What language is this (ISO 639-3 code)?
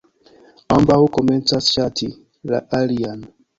epo